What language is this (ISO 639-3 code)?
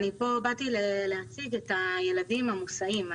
heb